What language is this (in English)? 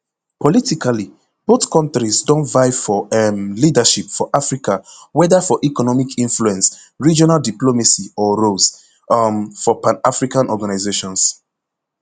Nigerian Pidgin